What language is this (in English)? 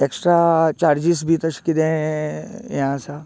Konkani